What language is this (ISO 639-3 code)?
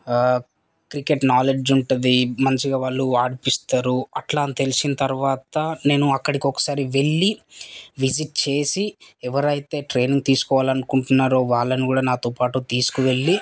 tel